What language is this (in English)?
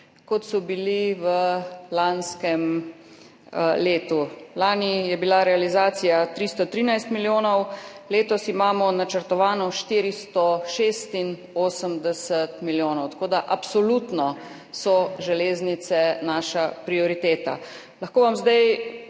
Slovenian